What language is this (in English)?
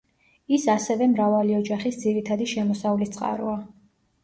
Georgian